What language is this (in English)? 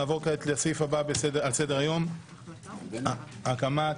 Hebrew